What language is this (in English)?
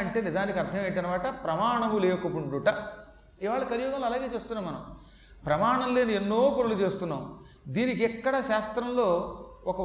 Telugu